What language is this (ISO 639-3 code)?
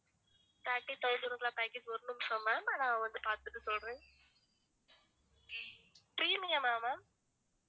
tam